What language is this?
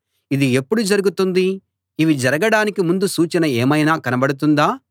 Telugu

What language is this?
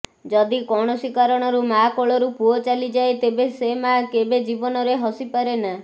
Odia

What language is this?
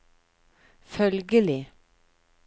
Norwegian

